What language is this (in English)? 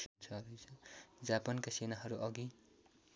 Nepali